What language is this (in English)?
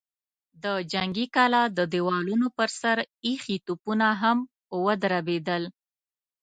Pashto